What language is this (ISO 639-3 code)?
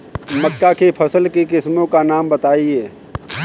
hin